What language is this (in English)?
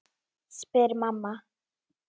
Icelandic